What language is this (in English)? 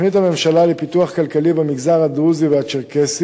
Hebrew